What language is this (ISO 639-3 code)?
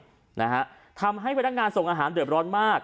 tha